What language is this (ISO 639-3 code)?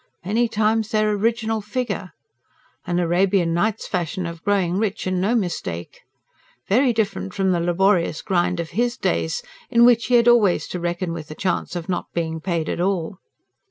eng